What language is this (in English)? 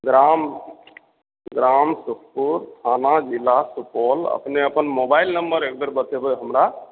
Maithili